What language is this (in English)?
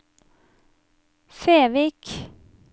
Norwegian